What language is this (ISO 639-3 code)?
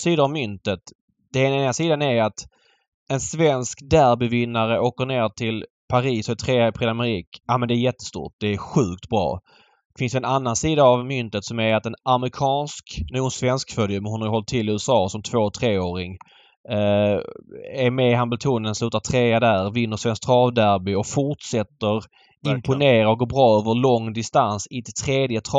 swe